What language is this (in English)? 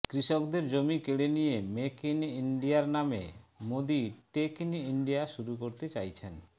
Bangla